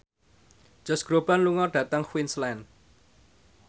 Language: Javanese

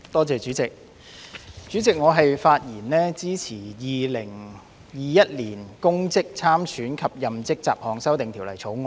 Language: Cantonese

